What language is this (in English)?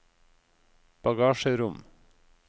Norwegian